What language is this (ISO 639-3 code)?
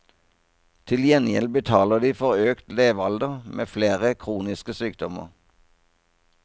nor